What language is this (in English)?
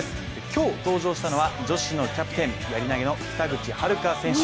Japanese